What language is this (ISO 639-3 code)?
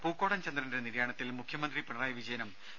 mal